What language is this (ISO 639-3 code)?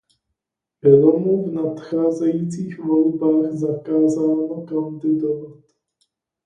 ces